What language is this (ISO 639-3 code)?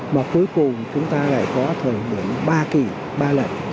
vie